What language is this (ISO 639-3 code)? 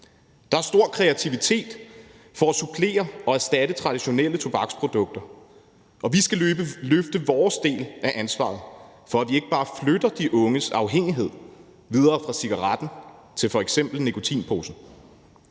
dan